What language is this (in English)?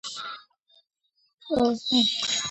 Georgian